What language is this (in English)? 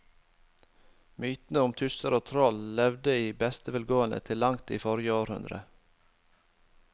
Norwegian